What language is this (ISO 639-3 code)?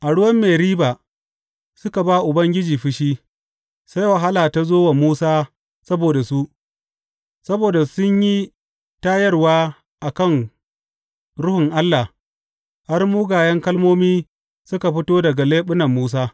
hau